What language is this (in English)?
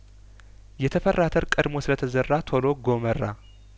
Amharic